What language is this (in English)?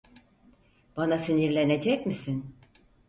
Turkish